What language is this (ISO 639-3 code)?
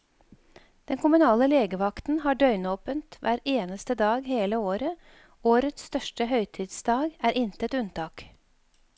nor